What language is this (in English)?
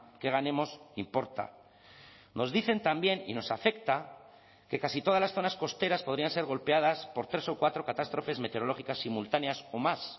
Spanish